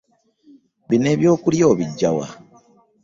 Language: Ganda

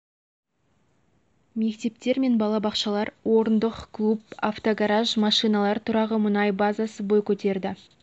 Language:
Kazakh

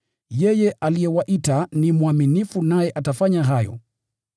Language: Swahili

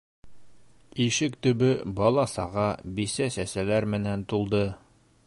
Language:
Bashkir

